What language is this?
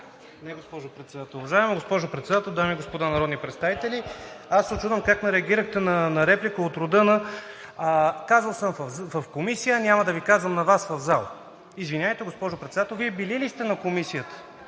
Bulgarian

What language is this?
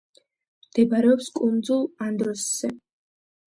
Georgian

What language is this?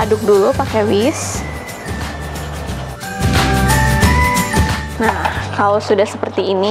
Indonesian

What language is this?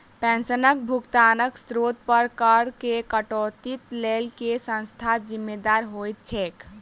Maithili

